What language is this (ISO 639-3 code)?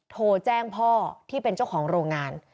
tha